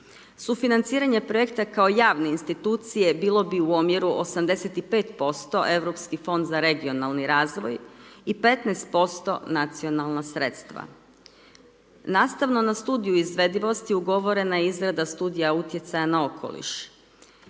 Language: Croatian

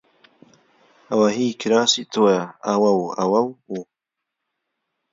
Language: Central Kurdish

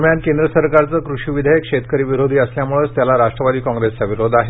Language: Marathi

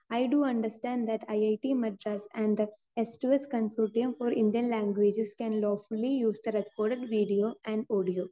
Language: Malayalam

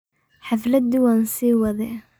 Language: Somali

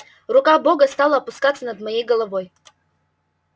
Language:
Russian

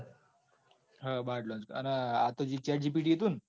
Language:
Gujarati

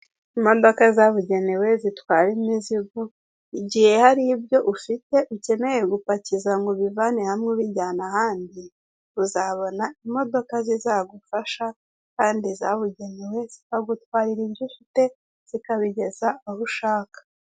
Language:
Kinyarwanda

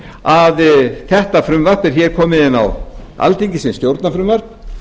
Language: Icelandic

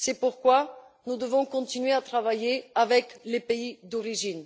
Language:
French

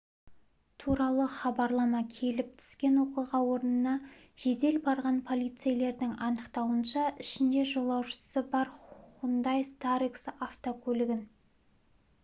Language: Kazakh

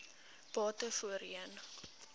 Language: Afrikaans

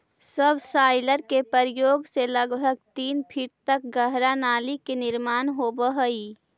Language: Magahi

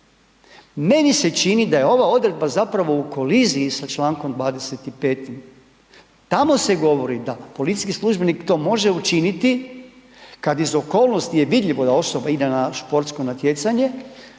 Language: Croatian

